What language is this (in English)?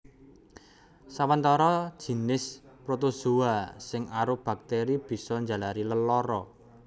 Javanese